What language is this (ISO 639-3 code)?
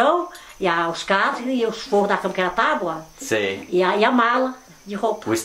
por